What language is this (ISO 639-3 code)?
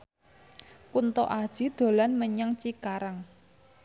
jav